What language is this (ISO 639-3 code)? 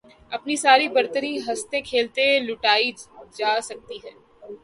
urd